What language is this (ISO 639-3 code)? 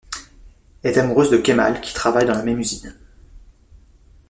fra